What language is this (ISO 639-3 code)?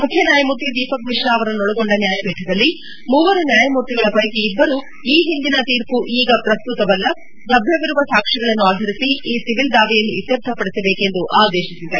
kan